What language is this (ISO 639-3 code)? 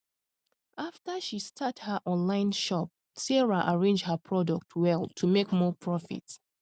pcm